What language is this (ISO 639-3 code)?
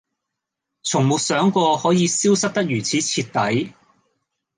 yue